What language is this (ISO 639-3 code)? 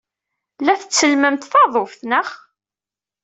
kab